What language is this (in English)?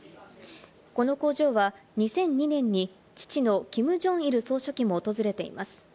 Japanese